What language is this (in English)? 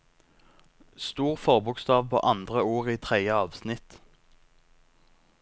Norwegian